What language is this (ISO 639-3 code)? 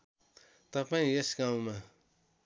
nep